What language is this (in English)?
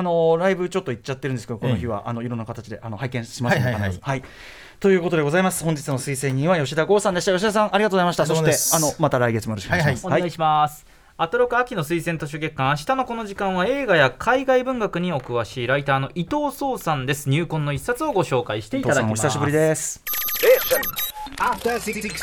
Japanese